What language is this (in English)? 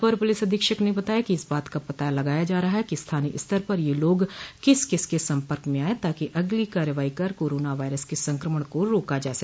Hindi